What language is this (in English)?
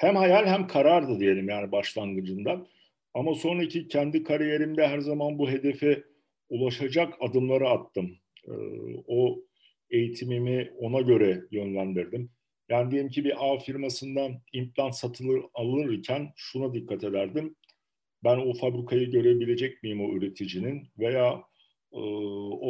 Turkish